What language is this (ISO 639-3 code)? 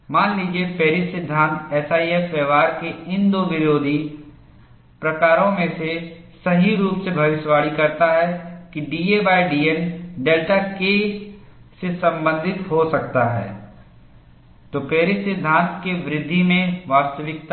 hin